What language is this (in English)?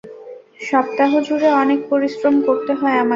Bangla